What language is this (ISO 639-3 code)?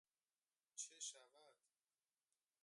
fas